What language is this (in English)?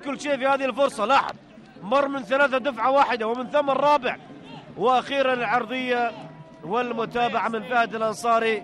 Arabic